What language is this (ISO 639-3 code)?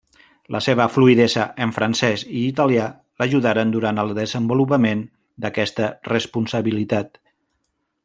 cat